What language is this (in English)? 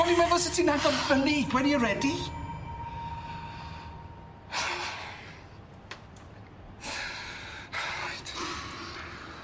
Welsh